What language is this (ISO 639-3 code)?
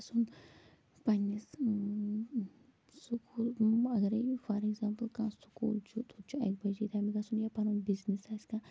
kas